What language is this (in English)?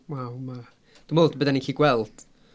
Welsh